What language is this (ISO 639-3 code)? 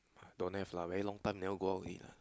eng